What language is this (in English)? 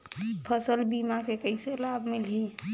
Chhattisgarhi